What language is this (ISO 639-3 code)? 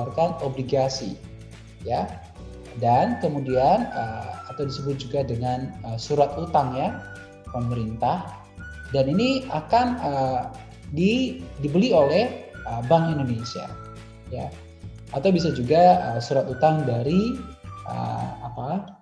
ind